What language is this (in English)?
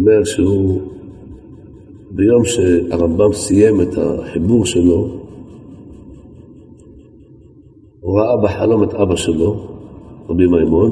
Hebrew